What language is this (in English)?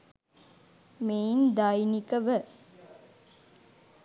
Sinhala